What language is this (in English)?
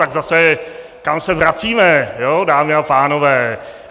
Czech